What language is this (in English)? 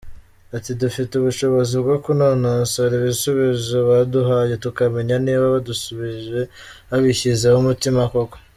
Kinyarwanda